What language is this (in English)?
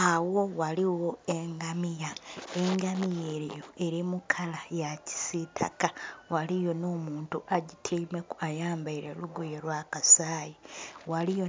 Soga